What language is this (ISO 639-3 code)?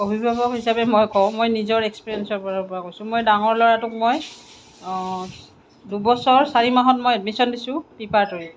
asm